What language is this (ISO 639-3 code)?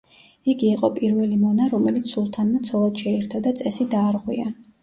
kat